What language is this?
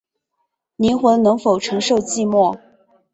Chinese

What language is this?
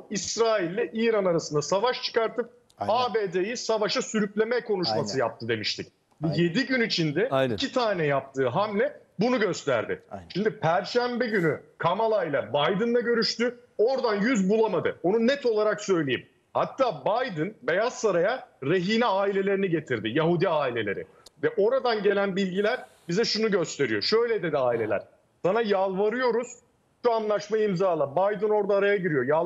Turkish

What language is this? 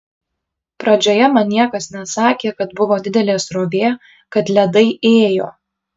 Lithuanian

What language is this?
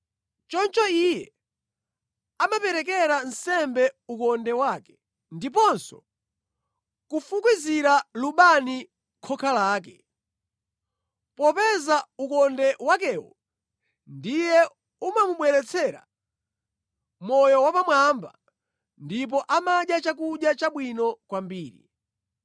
Nyanja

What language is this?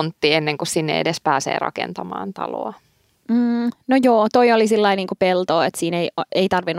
Finnish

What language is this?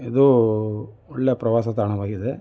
Kannada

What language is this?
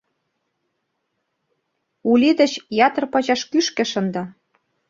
Mari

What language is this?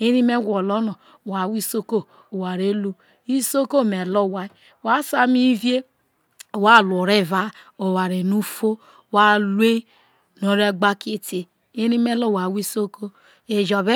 Isoko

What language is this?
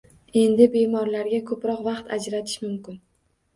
Uzbek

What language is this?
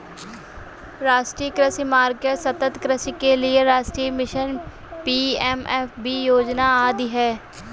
Hindi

